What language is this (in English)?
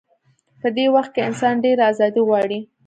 Pashto